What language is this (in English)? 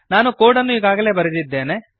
Kannada